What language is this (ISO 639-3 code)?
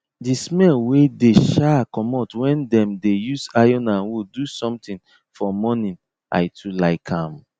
pcm